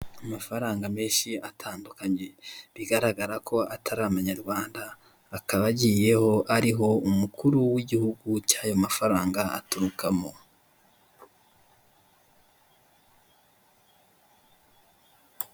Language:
Kinyarwanda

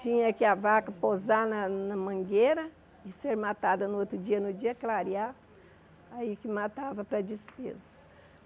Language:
Portuguese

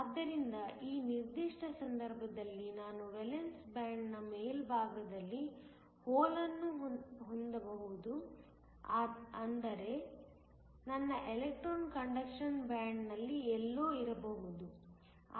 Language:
Kannada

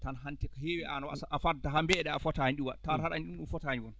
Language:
Fula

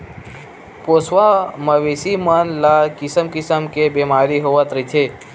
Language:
Chhattisgarhi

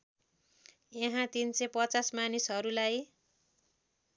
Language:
Nepali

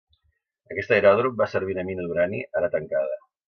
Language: Catalan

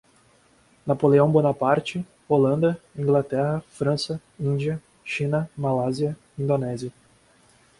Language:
Portuguese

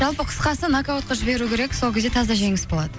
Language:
Kazakh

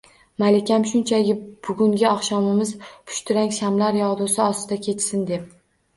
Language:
Uzbek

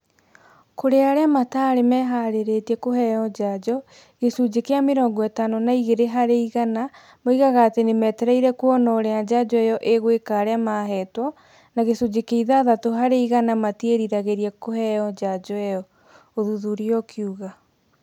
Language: Kikuyu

